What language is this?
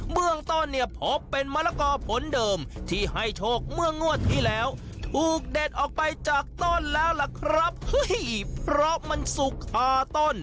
Thai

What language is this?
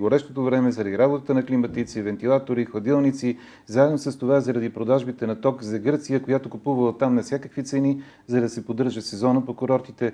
Bulgarian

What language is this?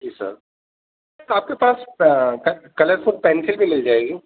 Urdu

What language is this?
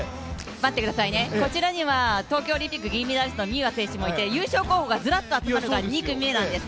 Japanese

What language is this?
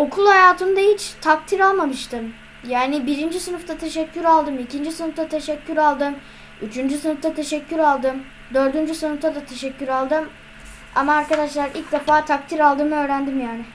Turkish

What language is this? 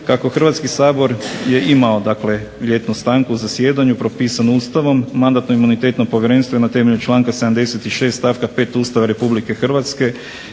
Croatian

